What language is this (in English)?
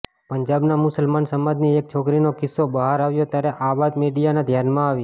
Gujarati